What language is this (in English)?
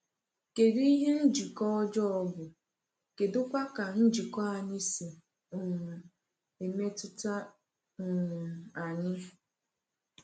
Igbo